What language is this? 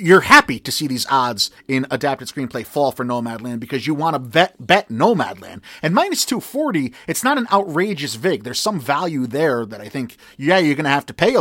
English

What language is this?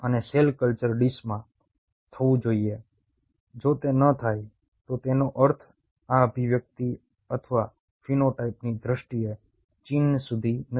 Gujarati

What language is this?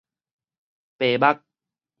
Min Nan Chinese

